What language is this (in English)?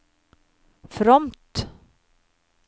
Norwegian